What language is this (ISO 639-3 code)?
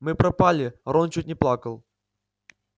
rus